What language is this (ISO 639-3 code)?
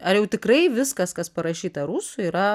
lit